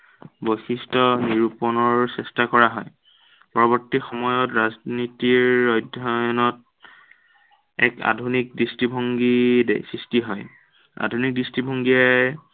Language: Assamese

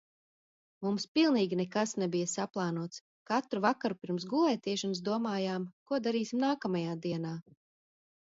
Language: Latvian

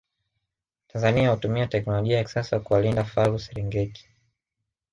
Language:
Swahili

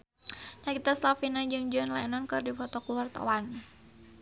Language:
Sundanese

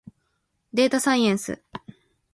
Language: Japanese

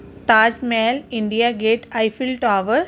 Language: Punjabi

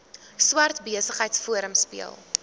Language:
Afrikaans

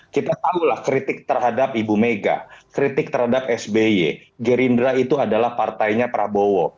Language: Indonesian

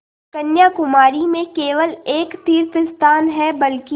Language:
Hindi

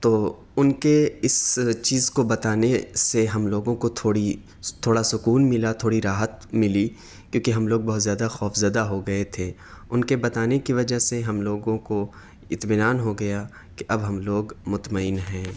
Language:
Urdu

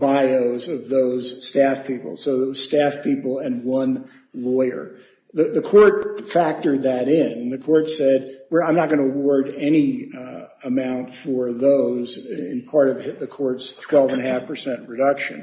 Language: English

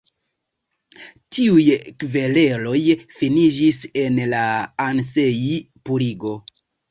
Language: Esperanto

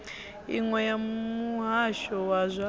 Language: Venda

